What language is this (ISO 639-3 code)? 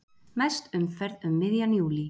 isl